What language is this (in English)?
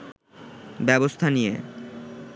Bangla